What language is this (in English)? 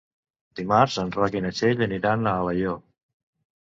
Catalan